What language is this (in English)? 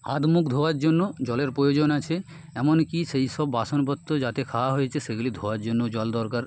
Bangla